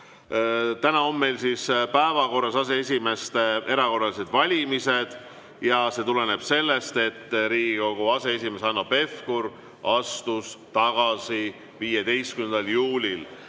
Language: Estonian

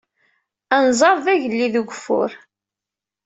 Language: Kabyle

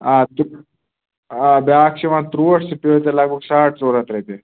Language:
Kashmiri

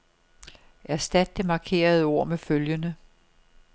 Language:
Danish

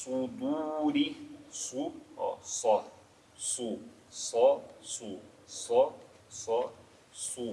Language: Portuguese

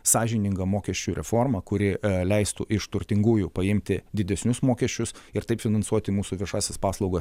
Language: Lithuanian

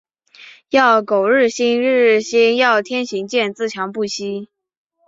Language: Chinese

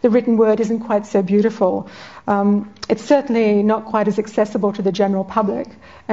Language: English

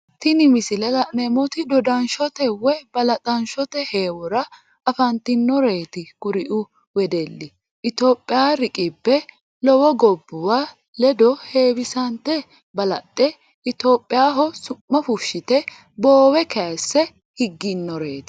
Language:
Sidamo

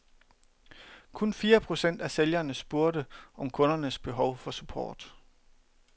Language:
Danish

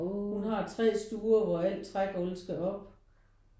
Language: Danish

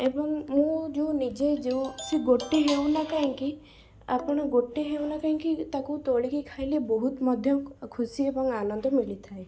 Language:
Odia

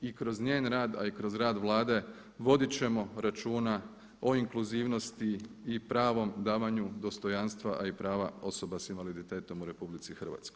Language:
Croatian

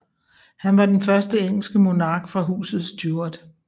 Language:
Danish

